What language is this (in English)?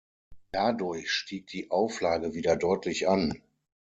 German